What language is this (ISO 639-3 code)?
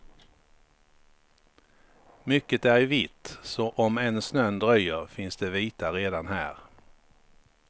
swe